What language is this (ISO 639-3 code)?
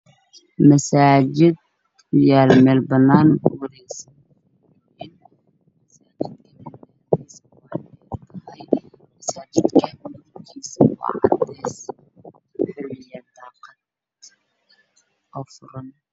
som